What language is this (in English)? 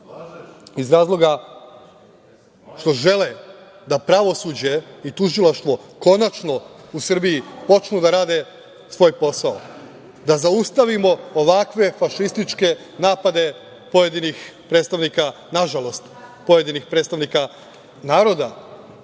Serbian